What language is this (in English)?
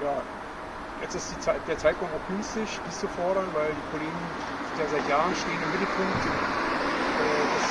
German